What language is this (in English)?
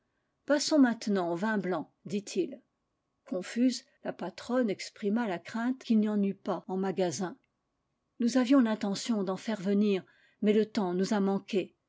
French